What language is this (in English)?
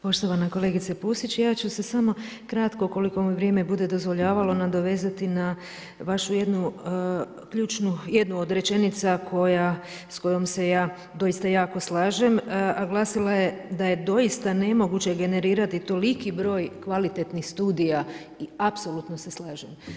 Croatian